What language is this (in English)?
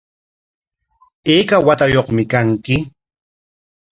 Corongo Ancash Quechua